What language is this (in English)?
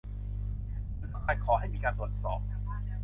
Thai